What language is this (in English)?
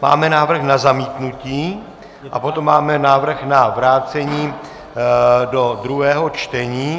Czech